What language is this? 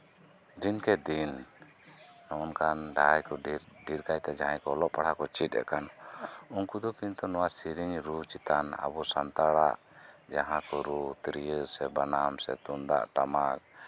Santali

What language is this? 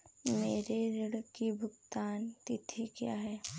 Hindi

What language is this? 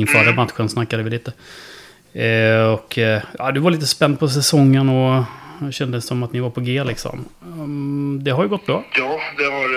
Swedish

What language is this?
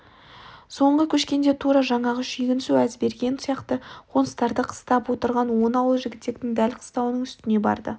Kazakh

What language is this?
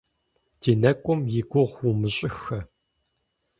Kabardian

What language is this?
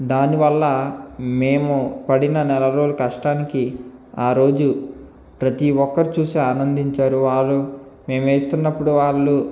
Telugu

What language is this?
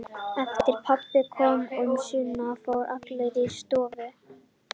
Icelandic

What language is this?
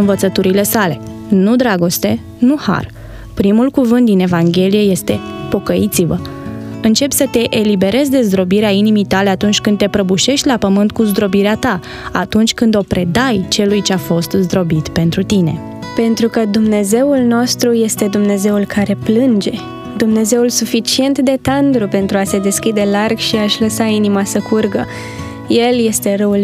Romanian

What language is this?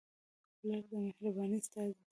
Pashto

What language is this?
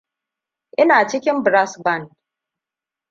Hausa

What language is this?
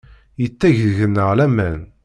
Kabyle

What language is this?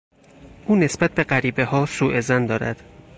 Persian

